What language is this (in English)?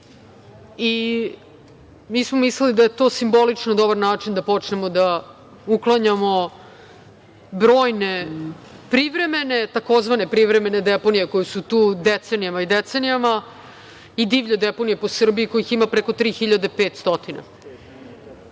Serbian